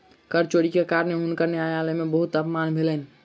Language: Maithili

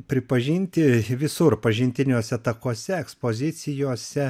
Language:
Lithuanian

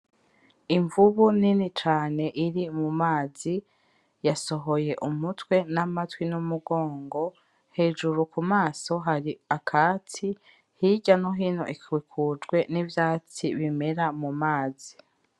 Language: Rundi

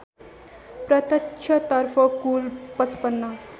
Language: Nepali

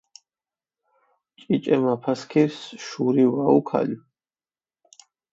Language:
Mingrelian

